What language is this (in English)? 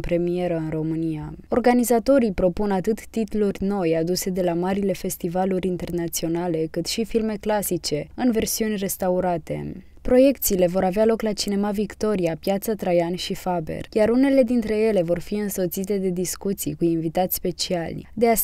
Romanian